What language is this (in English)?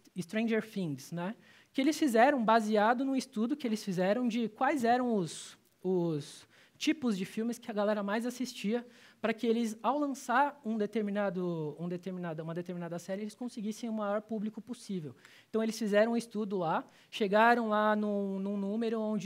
Portuguese